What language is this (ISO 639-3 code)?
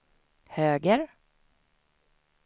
swe